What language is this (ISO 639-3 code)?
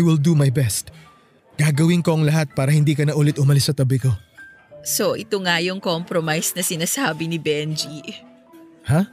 fil